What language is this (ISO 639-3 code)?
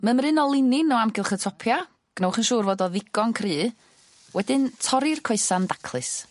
cym